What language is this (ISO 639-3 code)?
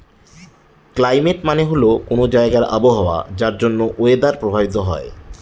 ben